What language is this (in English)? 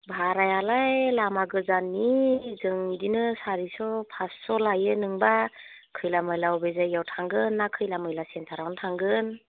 Bodo